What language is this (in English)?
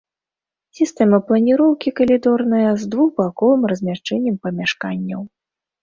Belarusian